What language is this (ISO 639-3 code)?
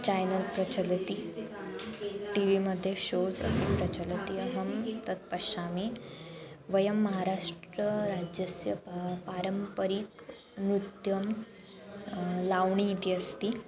san